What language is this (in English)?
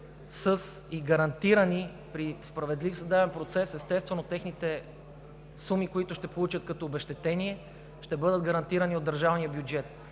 Bulgarian